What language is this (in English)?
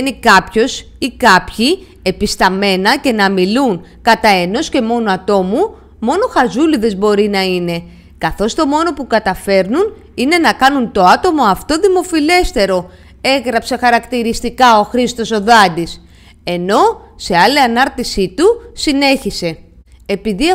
Greek